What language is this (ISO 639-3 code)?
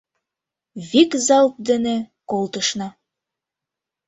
chm